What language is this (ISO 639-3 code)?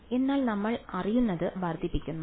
mal